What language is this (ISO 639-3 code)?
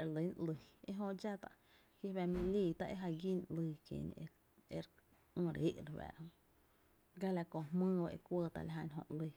cte